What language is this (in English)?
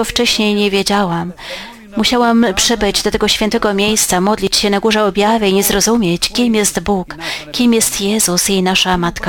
Polish